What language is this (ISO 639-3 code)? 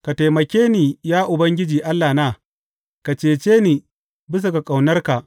hau